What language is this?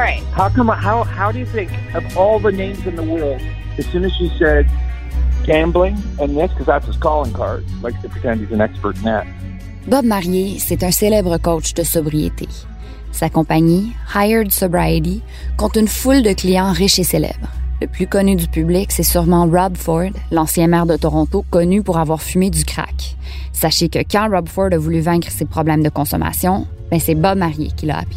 French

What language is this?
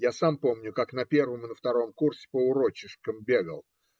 Russian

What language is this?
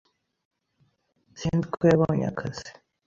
Kinyarwanda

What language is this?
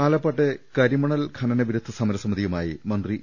Malayalam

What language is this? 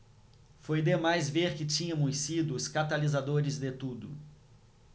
Portuguese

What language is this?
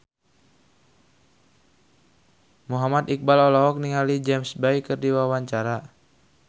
Sundanese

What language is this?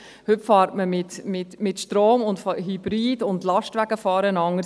Swiss German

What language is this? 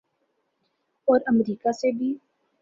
Urdu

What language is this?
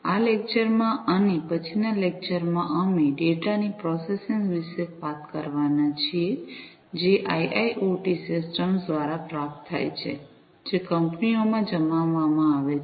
Gujarati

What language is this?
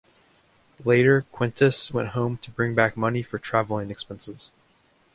English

